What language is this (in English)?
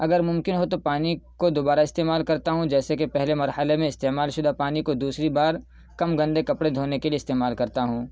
Urdu